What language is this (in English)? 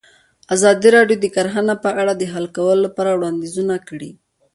Pashto